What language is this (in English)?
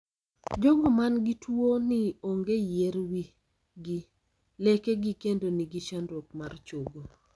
Luo (Kenya and Tanzania)